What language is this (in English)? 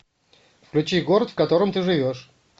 Russian